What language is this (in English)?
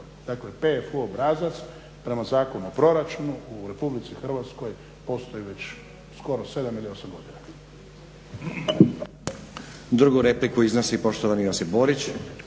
Croatian